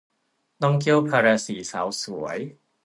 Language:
Thai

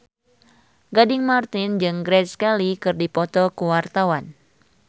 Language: Sundanese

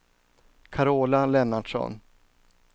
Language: Swedish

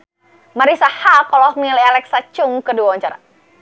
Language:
Sundanese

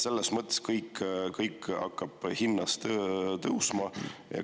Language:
Estonian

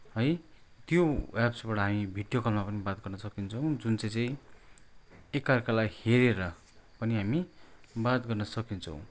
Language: Nepali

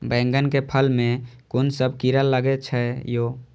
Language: Maithili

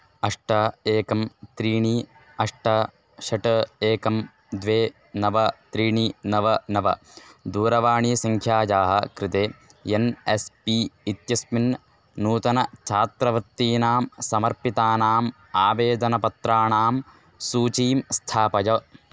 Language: Sanskrit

